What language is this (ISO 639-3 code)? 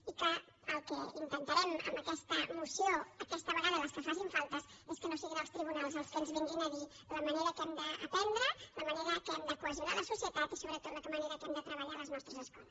cat